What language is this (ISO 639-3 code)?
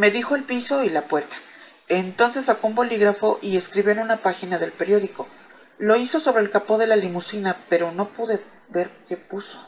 spa